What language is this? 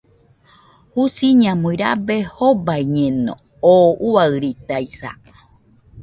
Nüpode Huitoto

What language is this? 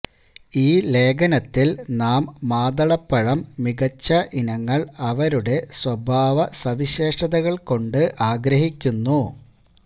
Malayalam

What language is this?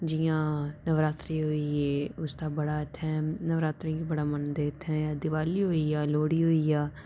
Dogri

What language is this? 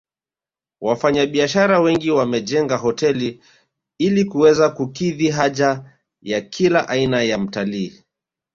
Swahili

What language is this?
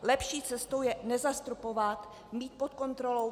Czech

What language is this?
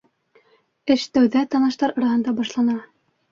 Bashkir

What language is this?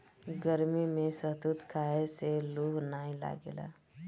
Bhojpuri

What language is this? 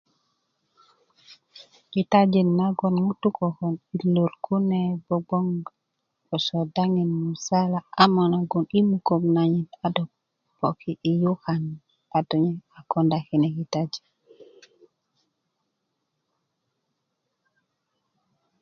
Kuku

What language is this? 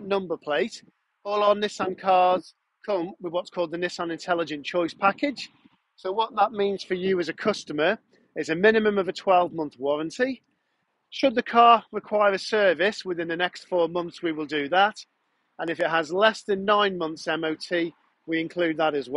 English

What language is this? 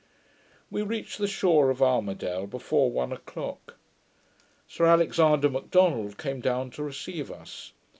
English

